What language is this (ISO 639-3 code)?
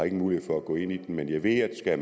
dan